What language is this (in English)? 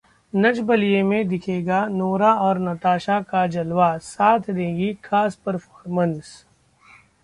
Hindi